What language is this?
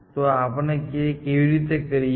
Gujarati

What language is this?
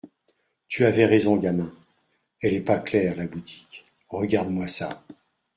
French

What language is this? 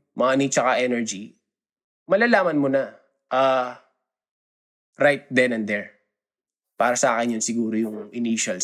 Filipino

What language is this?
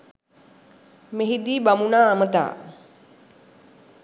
Sinhala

